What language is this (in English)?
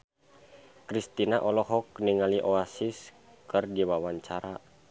Sundanese